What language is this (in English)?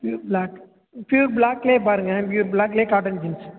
Tamil